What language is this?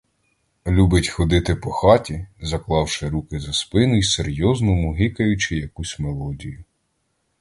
Ukrainian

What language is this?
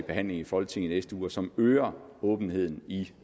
Danish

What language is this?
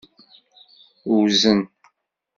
Kabyle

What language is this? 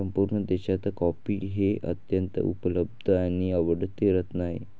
Marathi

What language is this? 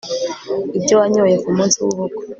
Kinyarwanda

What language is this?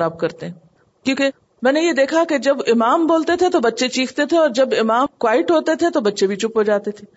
Urdu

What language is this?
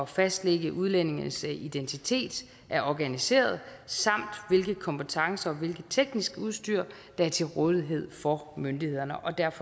Danish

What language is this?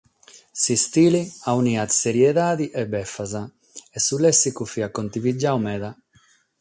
Sardinian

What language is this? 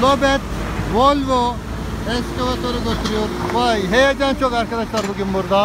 Turkish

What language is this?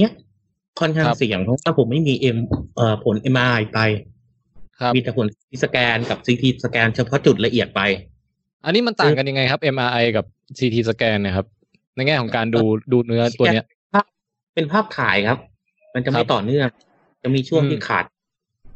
Thai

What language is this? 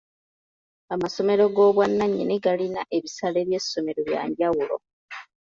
Ganda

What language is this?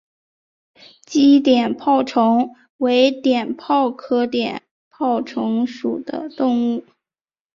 Chinese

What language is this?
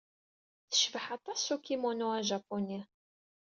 Kabyle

